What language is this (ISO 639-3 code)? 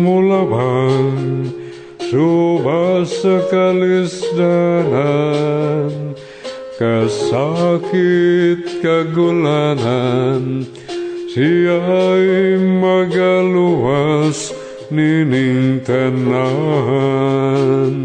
fil